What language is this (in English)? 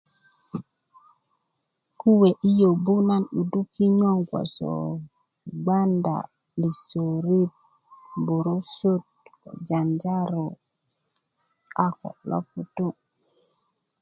Kuku